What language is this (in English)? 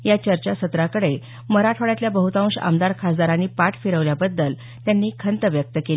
Marathi